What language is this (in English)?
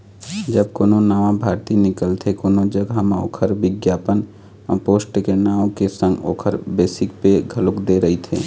Chhattisgarhi